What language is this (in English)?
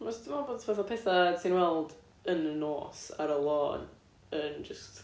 Welsh